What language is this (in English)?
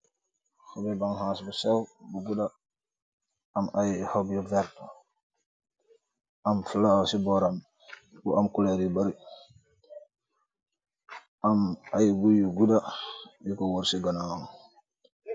Wolof